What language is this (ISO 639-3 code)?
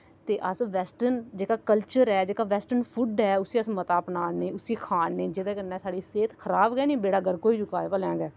doi